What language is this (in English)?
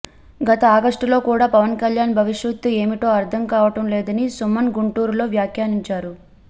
Telugu